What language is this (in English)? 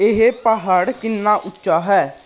Punjabi